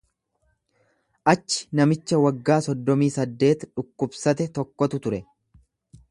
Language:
Oromo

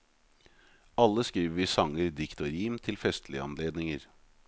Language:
Norwegian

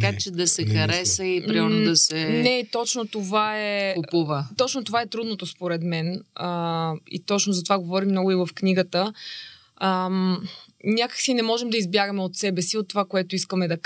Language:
Bulgarian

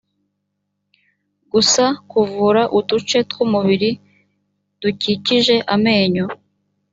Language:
Kinyarwanda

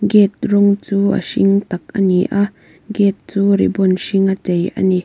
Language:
Mizo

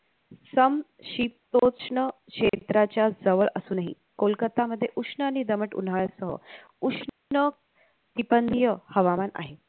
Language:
Marathi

